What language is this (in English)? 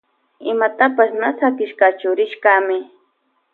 Loja Highland Quichua